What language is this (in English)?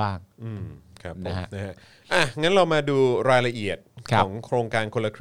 Thai